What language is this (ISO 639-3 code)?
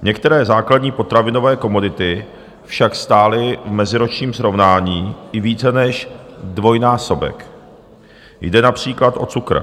ces